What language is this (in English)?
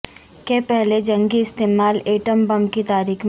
Urdu